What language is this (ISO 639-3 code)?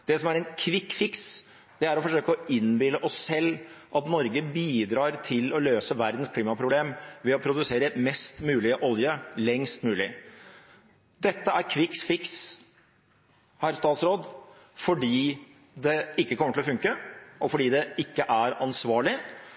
nob